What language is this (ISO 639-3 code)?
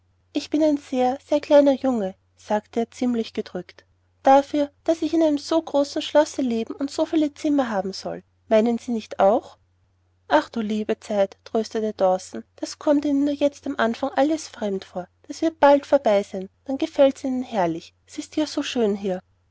deu